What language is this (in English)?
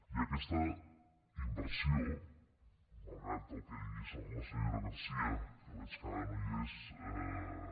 Catalan